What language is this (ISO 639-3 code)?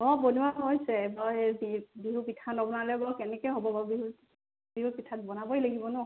asm